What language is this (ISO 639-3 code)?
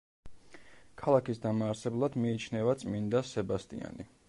kat